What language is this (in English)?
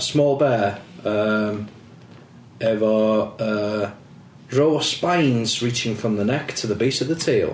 Welsh